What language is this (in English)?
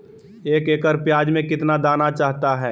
Magahi